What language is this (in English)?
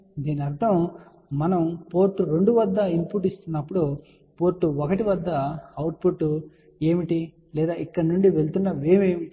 Telugu